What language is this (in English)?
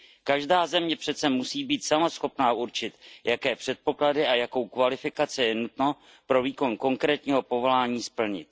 Czech